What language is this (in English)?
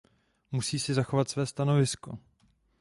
Czech